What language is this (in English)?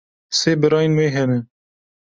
Kurdish